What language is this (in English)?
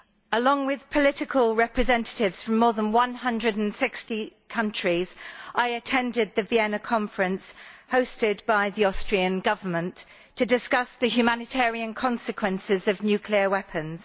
English